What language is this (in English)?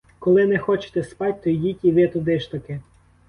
Ukrainian